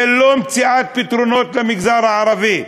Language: Hebrew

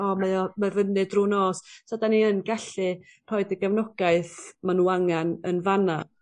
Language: Welsh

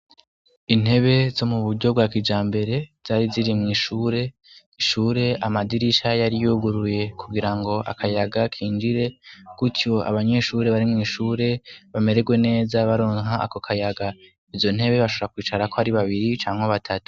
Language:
Rundi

